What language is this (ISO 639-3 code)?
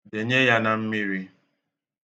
ibo